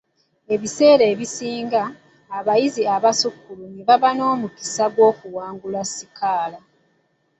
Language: Ganda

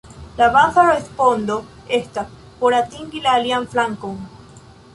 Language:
Esperanto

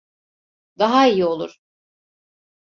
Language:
Turkish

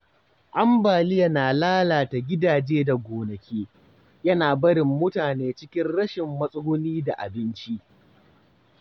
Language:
Hausa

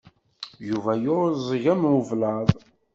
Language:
Kabyle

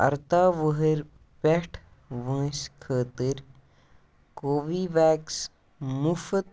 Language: Kashmiri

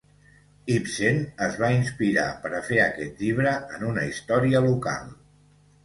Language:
Catalan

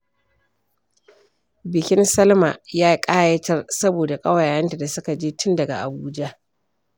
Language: Hausa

